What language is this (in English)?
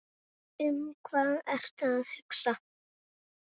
Icelandic